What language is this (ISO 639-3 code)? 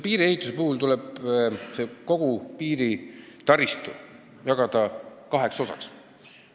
est